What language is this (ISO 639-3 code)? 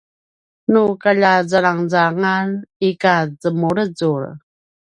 pwn